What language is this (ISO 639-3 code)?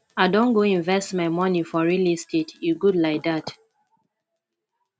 pcm